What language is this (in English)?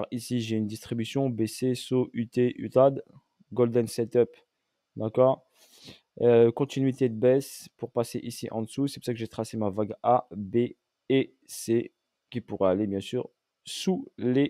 French